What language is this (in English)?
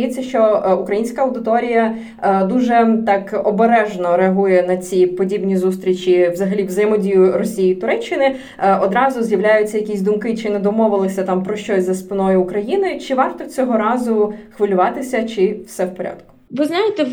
Ukrainian